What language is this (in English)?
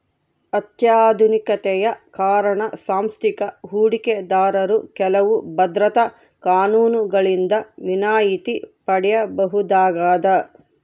Kannada